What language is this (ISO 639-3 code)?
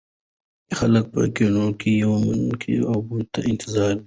pus